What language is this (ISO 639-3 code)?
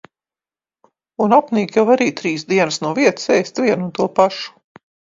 lav